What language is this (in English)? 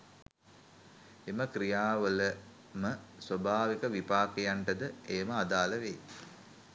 Sinhala